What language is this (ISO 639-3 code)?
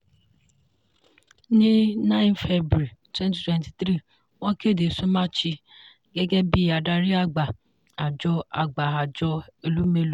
yor